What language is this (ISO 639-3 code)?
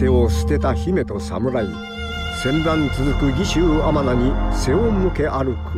jpn